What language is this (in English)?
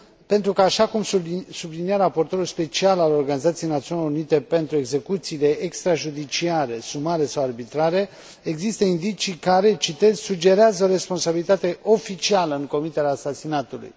Romanian